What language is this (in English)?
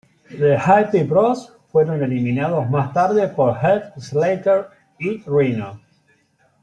Spanish